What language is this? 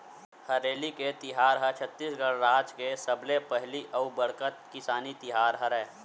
Chhattisgarhi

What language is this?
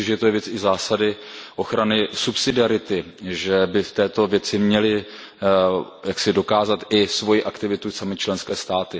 Czech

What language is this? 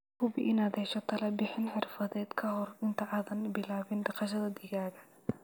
Somali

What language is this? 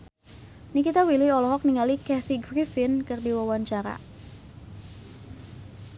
Sundanese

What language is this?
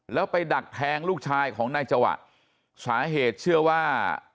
Thai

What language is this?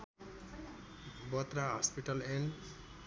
Nepali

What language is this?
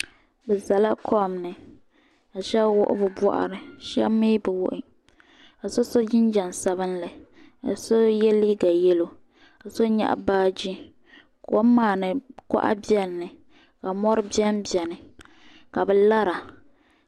Dagbani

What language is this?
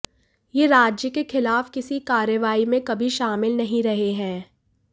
Hindi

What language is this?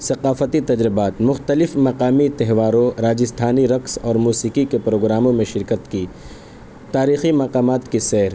Urdu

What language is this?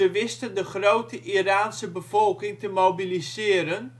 Dutch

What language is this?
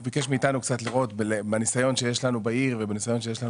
Hebrew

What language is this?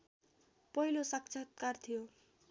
Nepali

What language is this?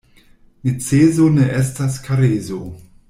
Esperanto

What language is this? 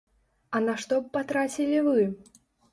Belarusian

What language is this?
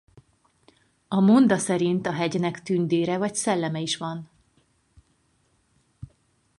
Hungarian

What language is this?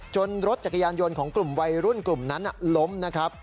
Thai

